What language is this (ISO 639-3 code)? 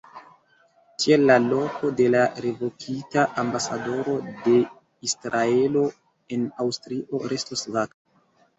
epo